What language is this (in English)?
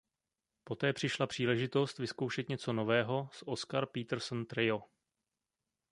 Czech